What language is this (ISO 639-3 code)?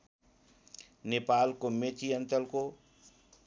nep